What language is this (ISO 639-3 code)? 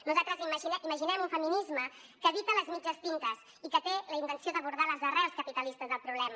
cat